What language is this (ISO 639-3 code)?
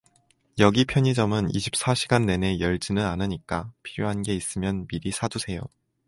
kor